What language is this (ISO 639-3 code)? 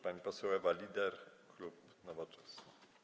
pol